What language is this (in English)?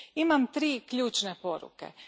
Croatian